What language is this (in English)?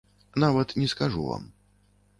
Belarusian